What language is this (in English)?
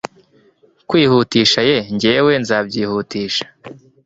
Kinyarwanda